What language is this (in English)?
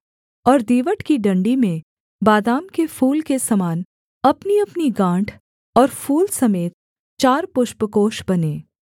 Hindi